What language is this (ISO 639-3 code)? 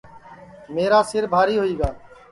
ssi